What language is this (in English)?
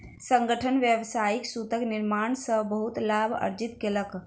Maithili